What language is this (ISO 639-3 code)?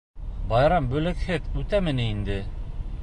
bak